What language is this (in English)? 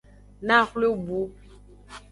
Aja (Benin)